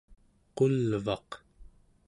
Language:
Central Yupik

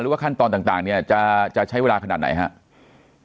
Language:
Thai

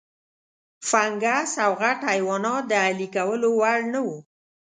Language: Pashto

